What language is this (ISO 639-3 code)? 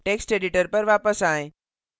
hin